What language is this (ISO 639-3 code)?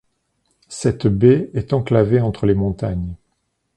fra